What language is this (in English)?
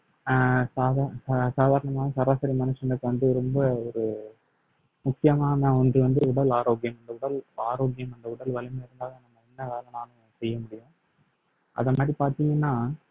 Tamil